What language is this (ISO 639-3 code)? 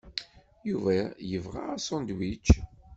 kab